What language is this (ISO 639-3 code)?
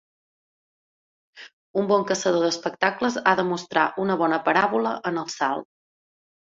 cat